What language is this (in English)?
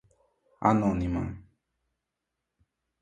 Portuguese